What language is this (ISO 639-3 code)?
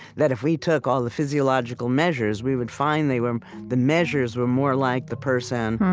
eng